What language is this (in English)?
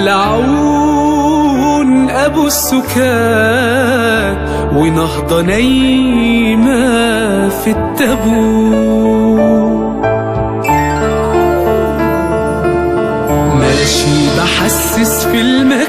Arabic